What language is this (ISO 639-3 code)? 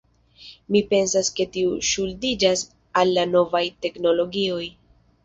epo